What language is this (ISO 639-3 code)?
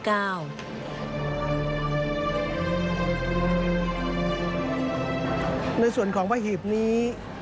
tha